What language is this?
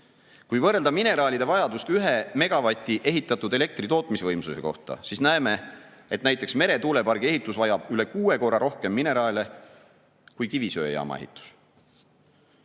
Estonian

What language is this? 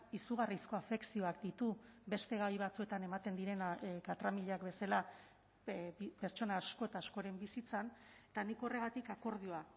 Basque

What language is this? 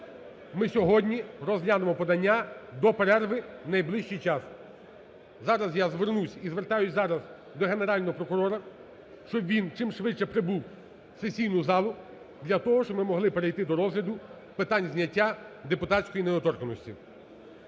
Ukrainian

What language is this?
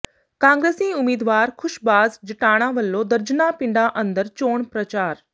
Punjabi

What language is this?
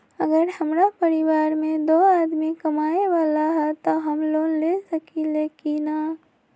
Magahi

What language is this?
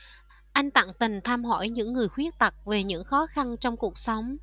Vietnamese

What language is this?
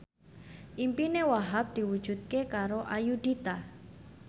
Javanese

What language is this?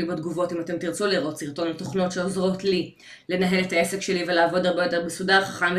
Hebrew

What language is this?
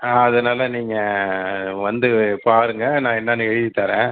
Tamil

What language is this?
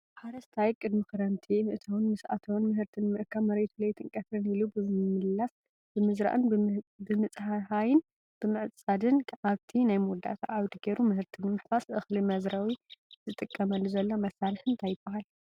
Tigrinya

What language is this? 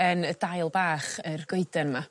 Welsh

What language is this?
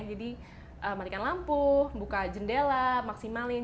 Indonesian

